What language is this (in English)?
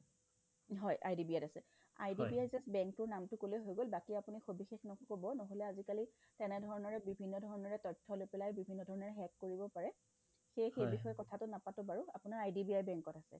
Assamese